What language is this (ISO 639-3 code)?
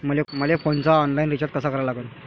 mar